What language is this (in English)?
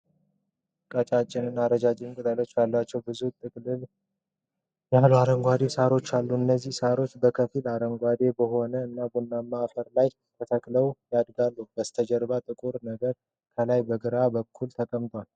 Amharic